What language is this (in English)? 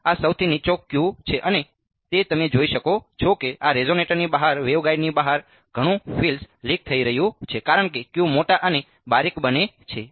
Gujarati